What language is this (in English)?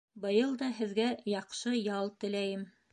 Bashkir